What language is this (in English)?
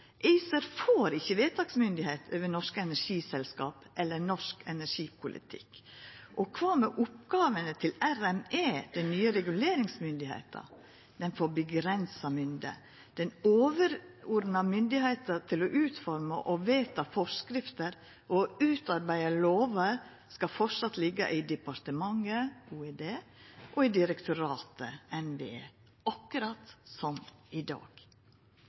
Norwegian Nynorsk